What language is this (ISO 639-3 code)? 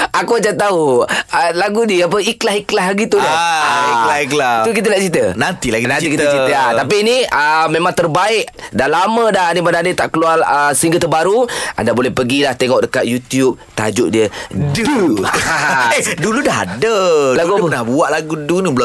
msa